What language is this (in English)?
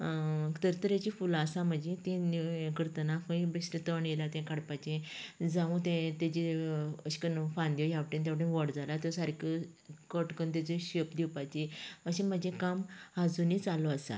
Konkani